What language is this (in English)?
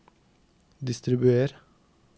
Norwegian